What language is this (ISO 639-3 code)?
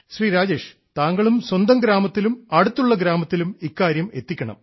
mal